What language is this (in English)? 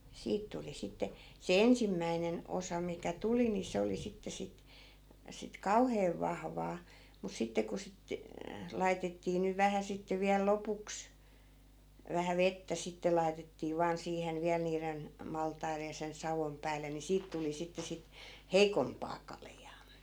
Finnish